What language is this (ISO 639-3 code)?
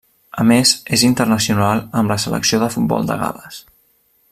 cat